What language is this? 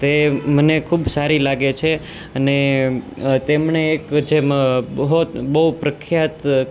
Gujarati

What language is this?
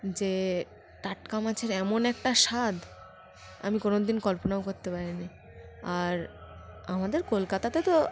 Bangla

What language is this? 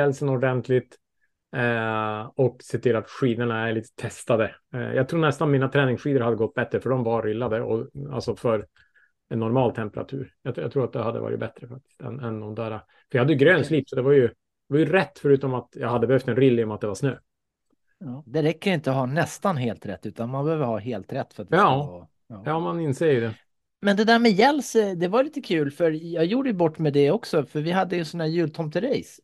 Swedish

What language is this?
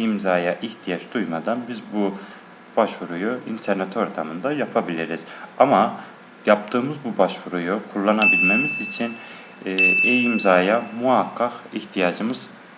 Turkish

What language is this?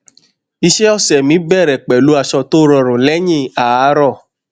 Yoruba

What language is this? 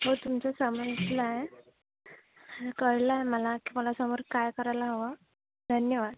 Marathi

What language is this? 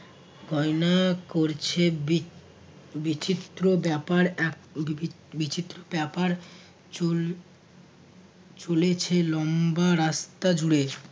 Bangla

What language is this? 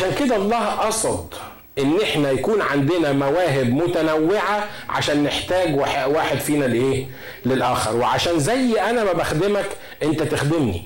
Arabic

